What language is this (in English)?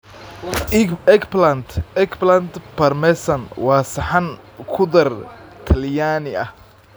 Somali